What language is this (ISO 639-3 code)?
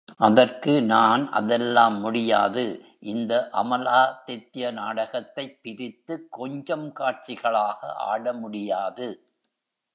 tam